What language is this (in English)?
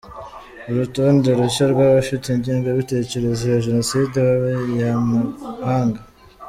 Kinyarwanda